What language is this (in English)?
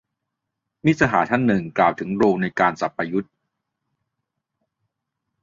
Thai